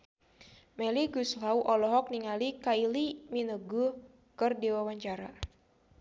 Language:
Sundanese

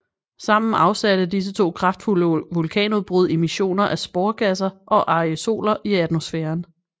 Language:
Danish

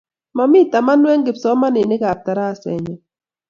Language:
Kalenjin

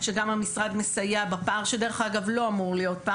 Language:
Hebrew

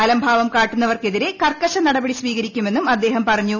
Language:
Malayalam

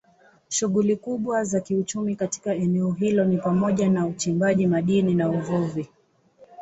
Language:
Swahili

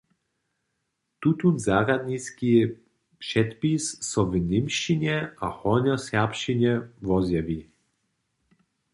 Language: Upper Sorbian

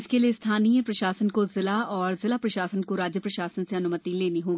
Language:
Hindi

